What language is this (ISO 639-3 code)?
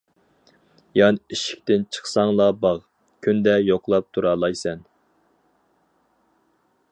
uig